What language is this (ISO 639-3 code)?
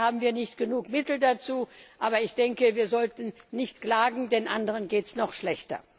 deu